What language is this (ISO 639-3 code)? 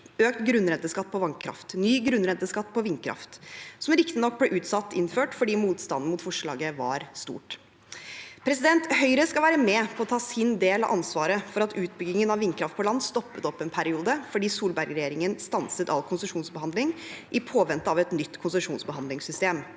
nor